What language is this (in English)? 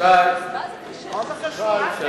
Hebrew